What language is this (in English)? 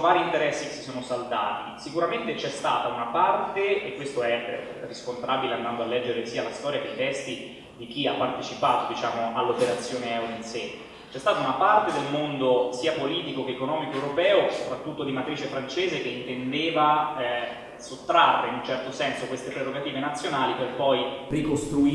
Italian